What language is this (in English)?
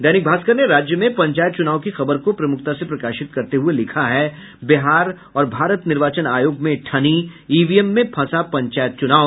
Hindi